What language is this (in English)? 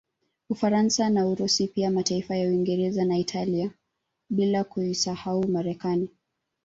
Swahili